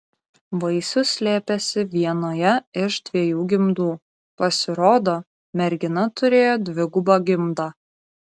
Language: Lithuanian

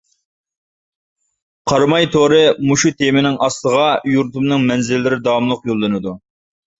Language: Uyghur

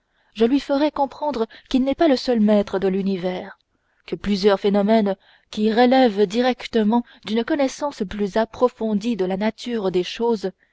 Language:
French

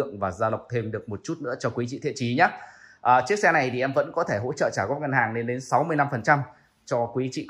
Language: Vietnamese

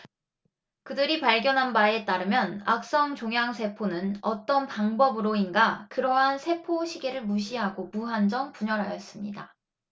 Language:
Korean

